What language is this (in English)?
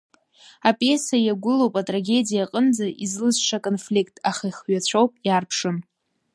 Abkhazian